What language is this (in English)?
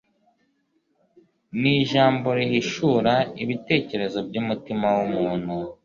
Kinyarwanda